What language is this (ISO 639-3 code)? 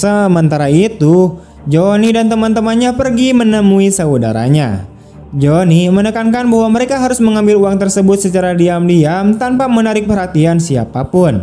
ind